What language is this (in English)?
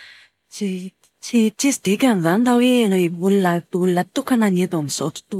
Malagasy